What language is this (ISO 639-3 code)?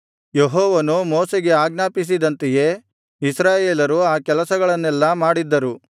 kan